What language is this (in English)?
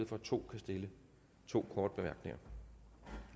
Danish